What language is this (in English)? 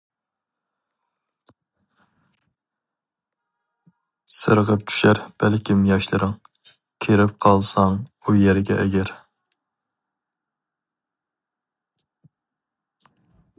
Uyghur